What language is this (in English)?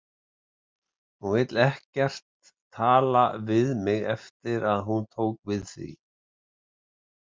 Icelandic